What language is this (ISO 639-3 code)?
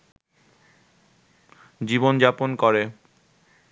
ben